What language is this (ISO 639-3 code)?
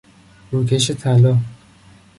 fas